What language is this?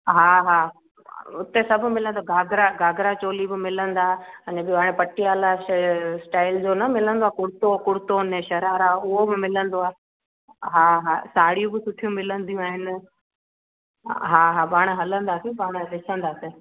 Sindhi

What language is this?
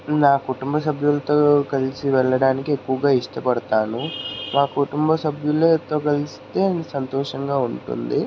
Telugu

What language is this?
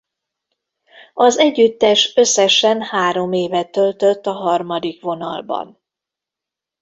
Hungarian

